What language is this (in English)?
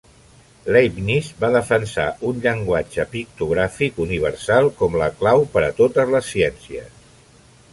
Catalan